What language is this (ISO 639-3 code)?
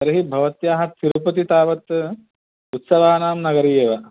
san